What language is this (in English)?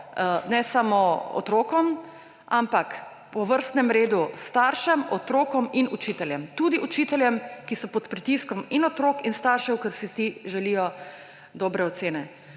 Slovenian